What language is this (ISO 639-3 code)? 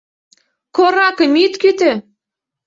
chm